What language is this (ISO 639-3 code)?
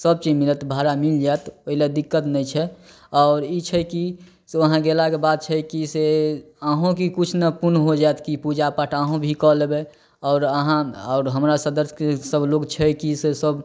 mai